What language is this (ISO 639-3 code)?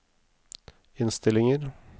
nor